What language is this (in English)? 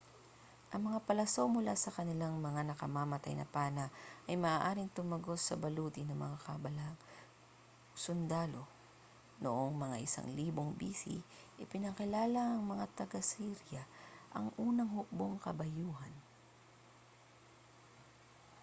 Filipino